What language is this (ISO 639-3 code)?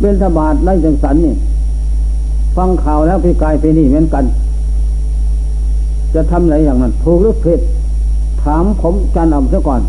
tha